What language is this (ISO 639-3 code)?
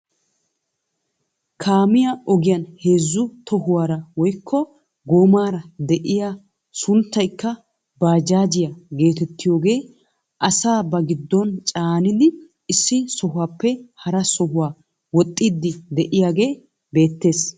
wal